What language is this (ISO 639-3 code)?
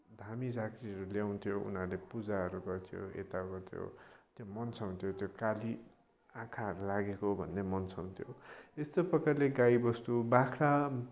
nep